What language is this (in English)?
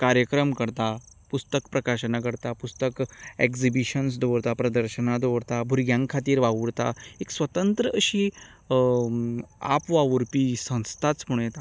Konkani